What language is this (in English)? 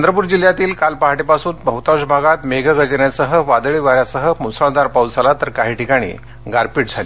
Marathi